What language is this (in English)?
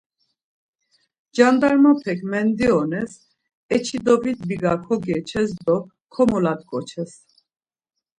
Laz